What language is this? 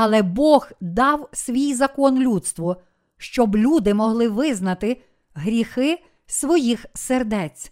Ukrainian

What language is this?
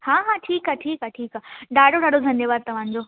Sindhi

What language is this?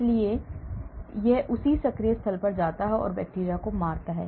Hindi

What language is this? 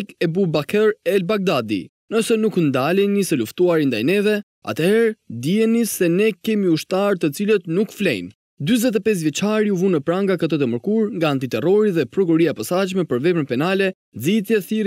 Romanian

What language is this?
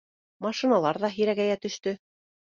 Bashkir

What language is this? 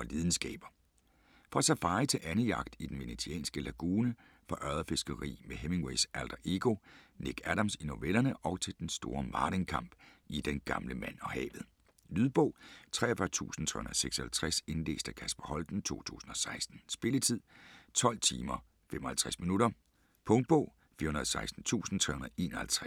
Danish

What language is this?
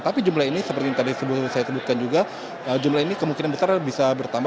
Indonesian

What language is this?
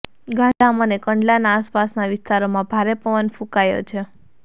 Gujarati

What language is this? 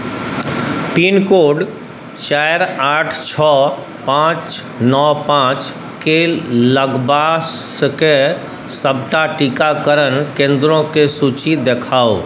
Maithili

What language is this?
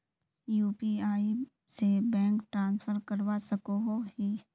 Magahi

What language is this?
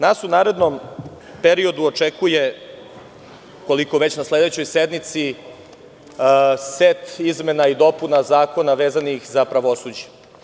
Serbian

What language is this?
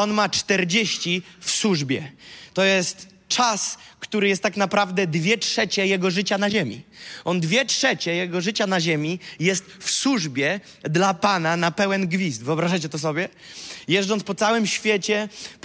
Polish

